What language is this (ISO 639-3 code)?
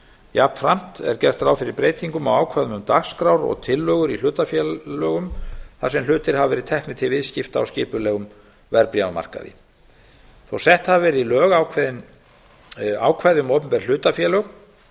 isl